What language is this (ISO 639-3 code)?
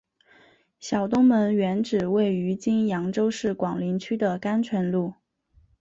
zho